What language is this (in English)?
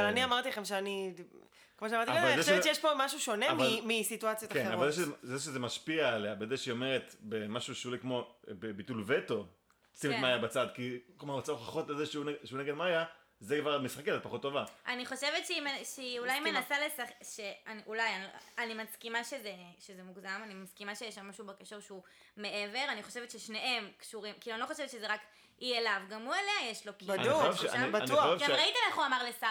Hebrew